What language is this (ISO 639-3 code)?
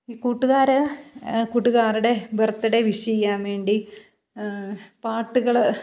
mal